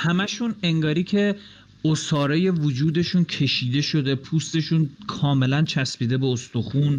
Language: Persian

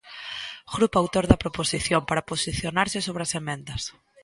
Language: Galician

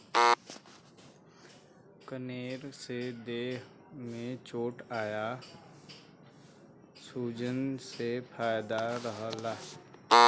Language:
Bhojpuri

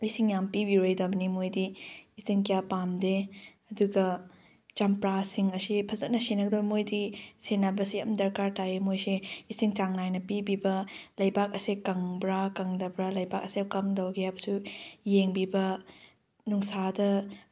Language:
Manipuri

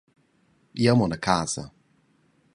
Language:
Romansh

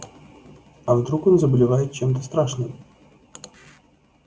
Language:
Russian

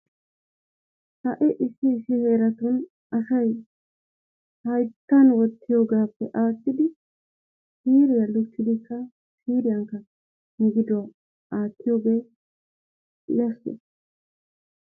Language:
Wolaytta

